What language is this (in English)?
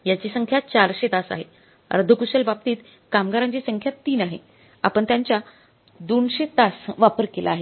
Marathi